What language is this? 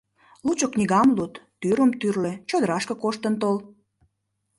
Mari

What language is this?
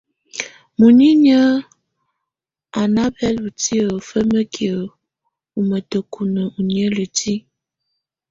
Tunen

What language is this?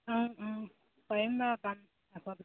Assamese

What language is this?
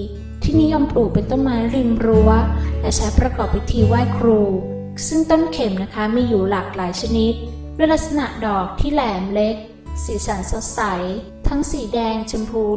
Thai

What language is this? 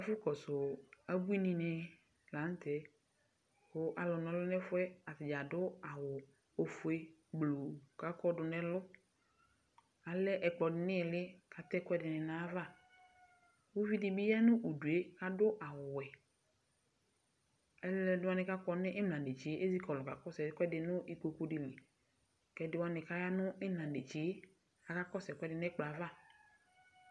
Ikposo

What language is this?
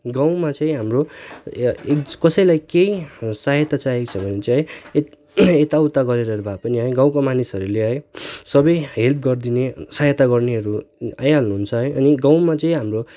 Nepali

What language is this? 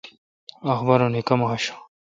Kalkoti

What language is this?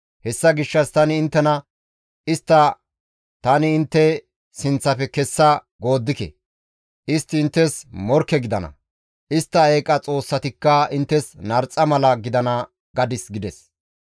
Gamo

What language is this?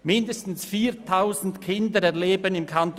Swiss German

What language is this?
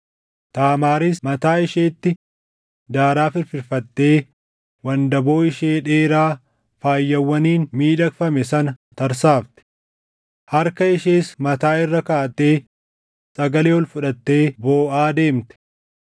Oromo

